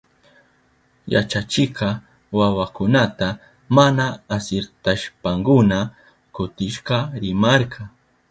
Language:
Southern Pastaza Quechua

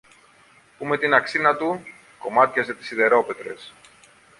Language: Greek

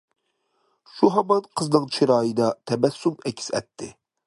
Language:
Uyghur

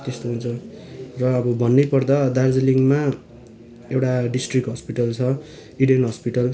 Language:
Nepali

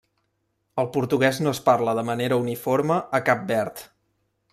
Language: Catalan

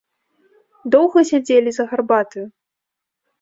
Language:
Belarusian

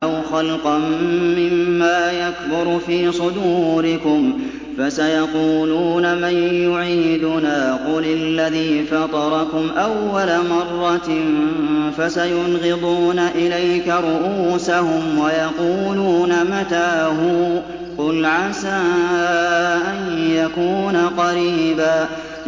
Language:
Arabic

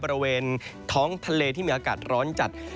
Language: Thai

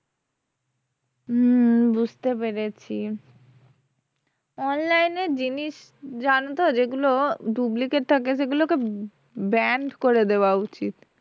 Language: Bangla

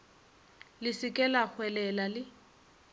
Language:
Northern Sotho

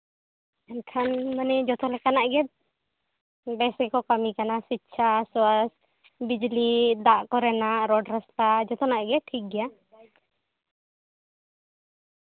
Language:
Santali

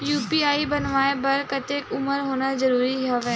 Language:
Chhattisgarhi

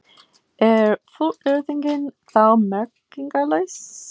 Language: Icelandic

